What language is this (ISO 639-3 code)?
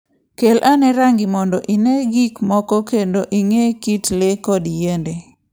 luo